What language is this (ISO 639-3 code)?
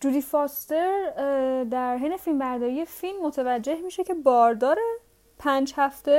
fas